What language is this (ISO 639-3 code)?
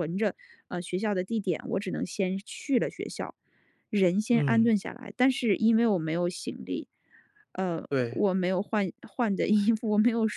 zho